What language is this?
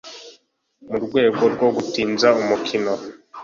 Kinyarwanda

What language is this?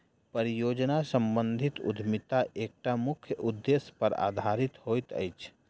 Maithili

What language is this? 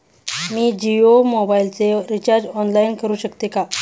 Marathi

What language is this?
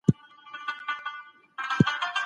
Pashto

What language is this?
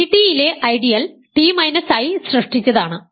Malayalam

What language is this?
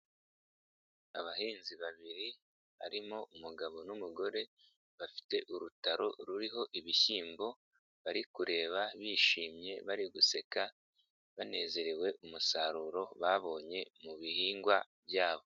Kinyarwanda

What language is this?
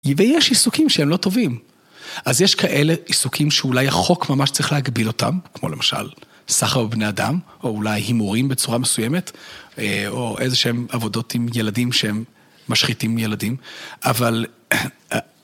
Hebrew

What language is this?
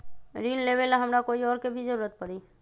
Magahi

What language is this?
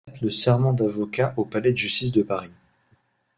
French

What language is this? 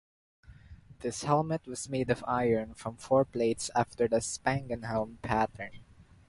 English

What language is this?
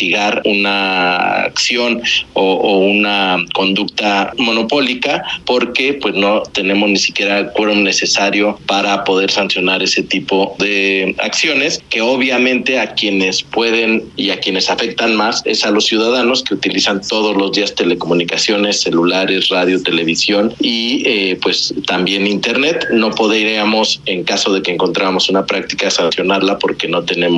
Spanish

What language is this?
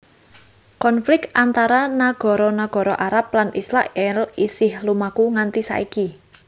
Javanese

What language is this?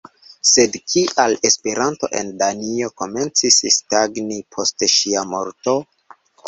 Esperanto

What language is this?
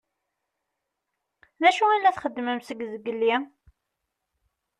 Kabyle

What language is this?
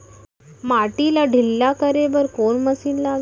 Chhattisgarhi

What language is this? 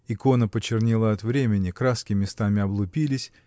Russian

